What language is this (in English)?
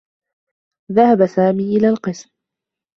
Arabic